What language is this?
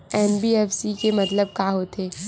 Chhattisgarhi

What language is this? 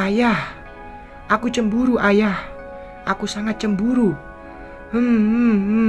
Indonesian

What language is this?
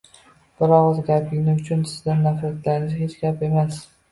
Uzbek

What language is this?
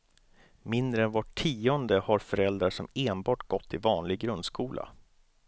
Swedish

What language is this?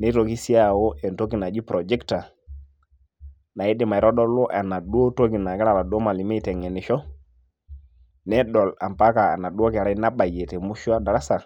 Masai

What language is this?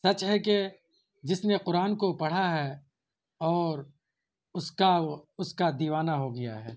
Urdu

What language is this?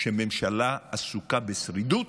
Hebrew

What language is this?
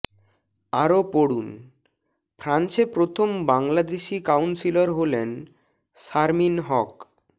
Bangla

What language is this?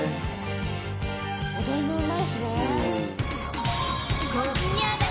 Japanese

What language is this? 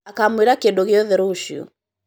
Kikuyu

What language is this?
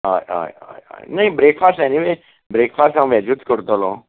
Konkani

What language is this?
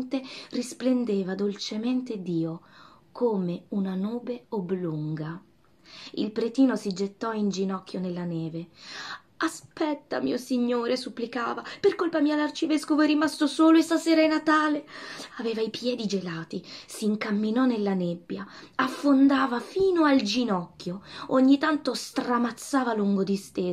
Italian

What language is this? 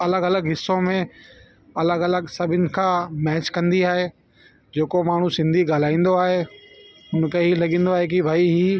Sindhi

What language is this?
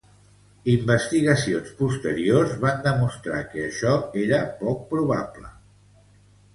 Catalan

